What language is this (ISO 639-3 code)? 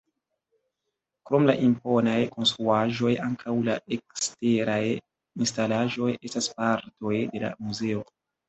epo